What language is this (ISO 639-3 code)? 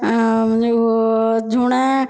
ori